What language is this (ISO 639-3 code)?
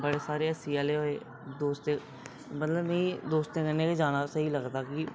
doi